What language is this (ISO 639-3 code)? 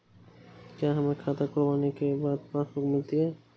hin